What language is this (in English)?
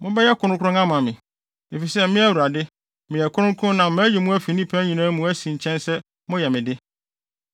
Akan